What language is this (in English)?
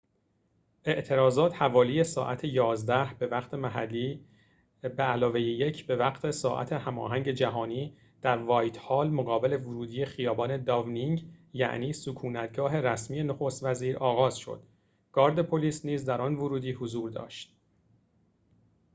Persian